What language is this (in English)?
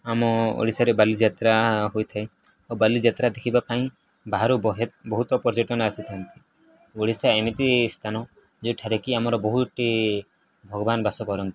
Odia